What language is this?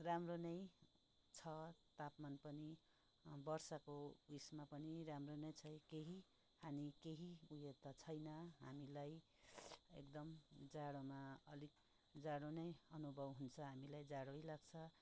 Nepali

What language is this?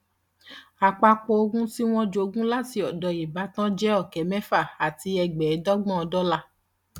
Yoruba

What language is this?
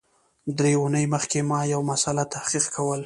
Pashto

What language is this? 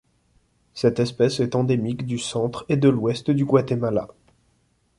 French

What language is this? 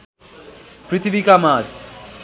Nepali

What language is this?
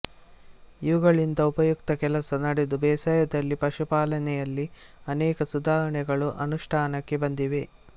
Kannada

